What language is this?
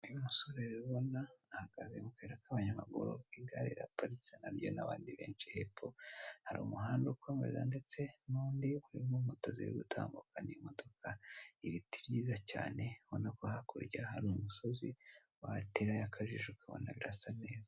Kinyarwanda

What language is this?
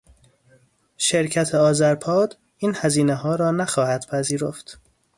Persian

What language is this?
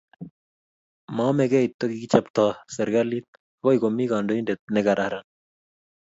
Kalenjin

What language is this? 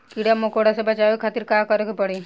Bhojpuri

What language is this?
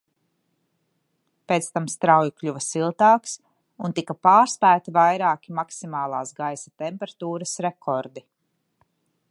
Latvian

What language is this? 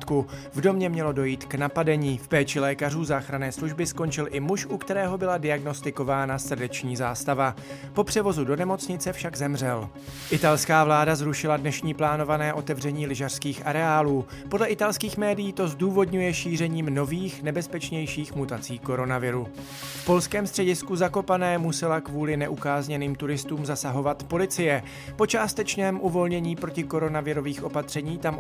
Czech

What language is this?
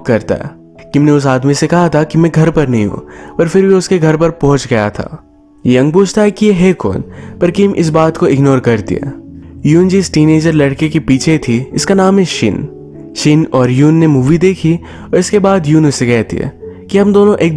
Hindi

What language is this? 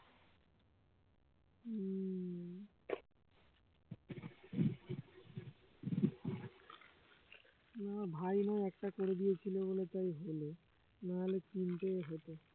Bangla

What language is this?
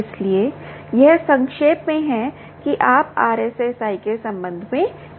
Hindi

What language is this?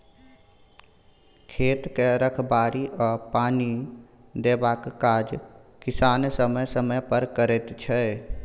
Maithili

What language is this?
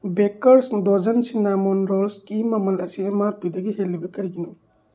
Manipuri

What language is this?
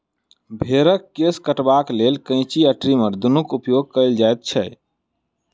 Maithili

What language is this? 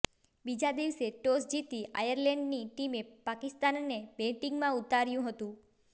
Gujarati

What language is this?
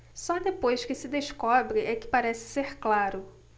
Portuguese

